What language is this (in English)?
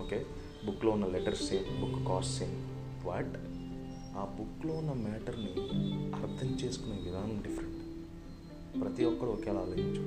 Telugu